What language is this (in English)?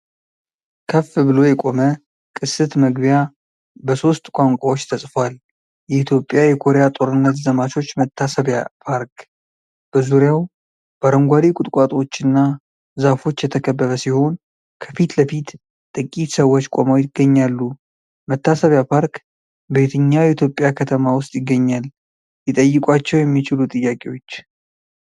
Amharic